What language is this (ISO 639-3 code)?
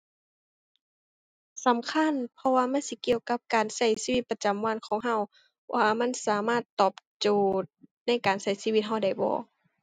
tha